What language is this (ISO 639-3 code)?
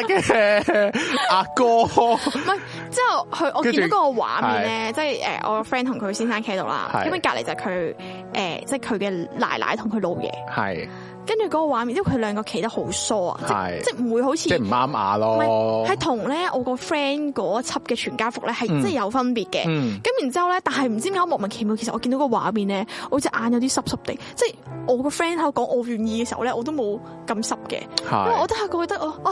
zho